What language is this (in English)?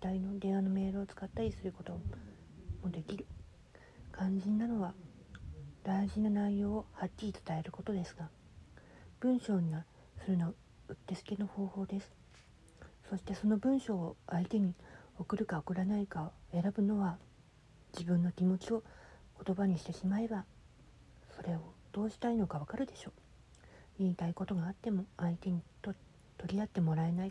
Japanese